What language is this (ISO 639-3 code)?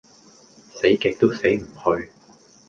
yue